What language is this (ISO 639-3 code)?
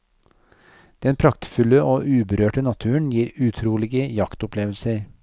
nor